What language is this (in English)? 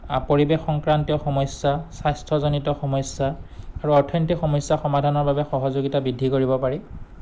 Assamese